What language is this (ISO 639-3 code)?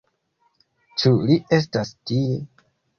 epo